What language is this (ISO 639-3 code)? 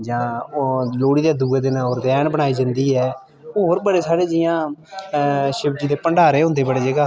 doi